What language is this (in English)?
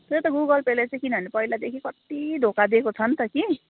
Nepali